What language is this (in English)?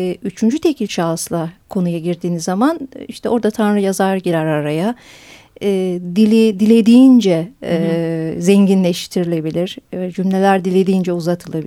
Turkish